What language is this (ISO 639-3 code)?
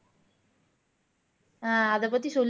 tam